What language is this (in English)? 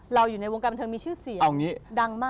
Thai